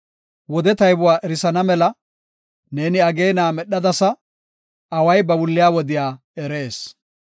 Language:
Gofa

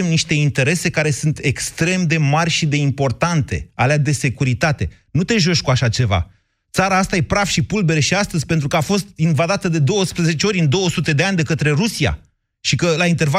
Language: Romanian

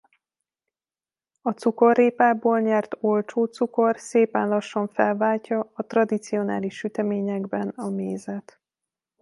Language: Hungarian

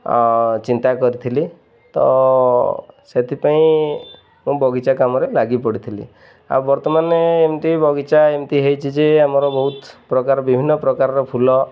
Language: Odia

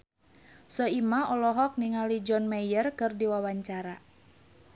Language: Sundanese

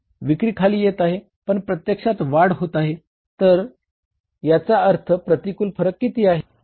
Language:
Marathi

